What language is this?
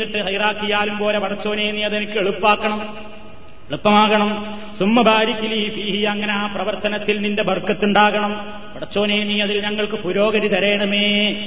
Malayalam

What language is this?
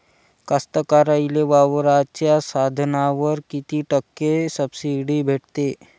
Marathi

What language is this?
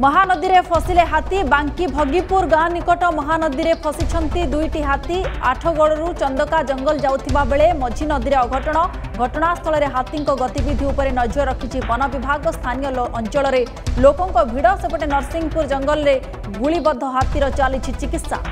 Hindi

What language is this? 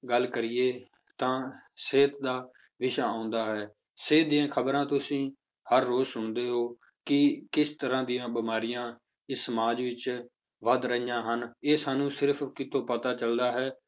Punjabi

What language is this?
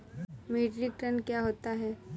Hindi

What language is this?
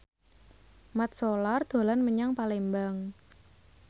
Javanese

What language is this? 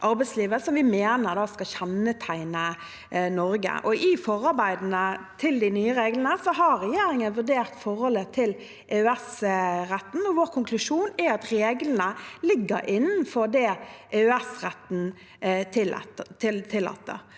Norwegian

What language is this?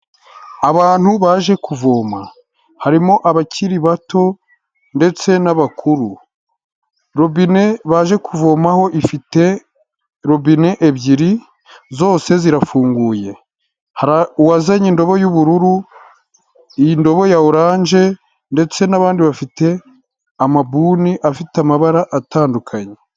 Kinyarwanda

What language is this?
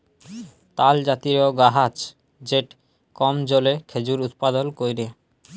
Bangla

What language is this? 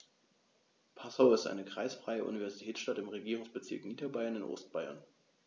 German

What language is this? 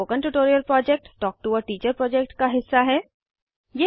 Hindi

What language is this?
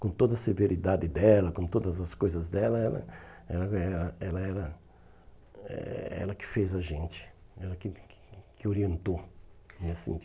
Portuguese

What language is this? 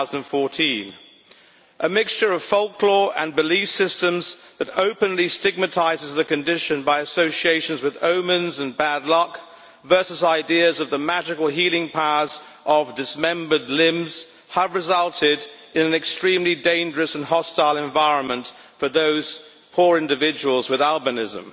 English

